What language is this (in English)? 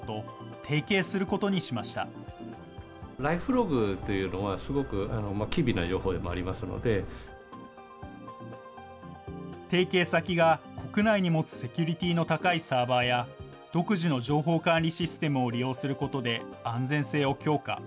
Japanese